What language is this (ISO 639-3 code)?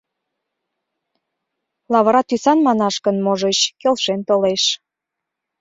chm